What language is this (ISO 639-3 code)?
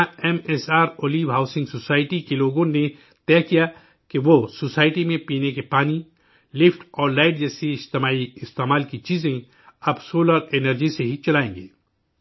urd